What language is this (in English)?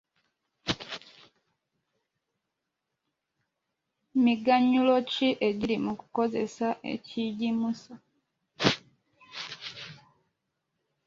Ganda